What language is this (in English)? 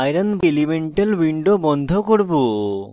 Bangla